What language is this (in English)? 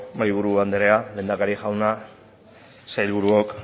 Basque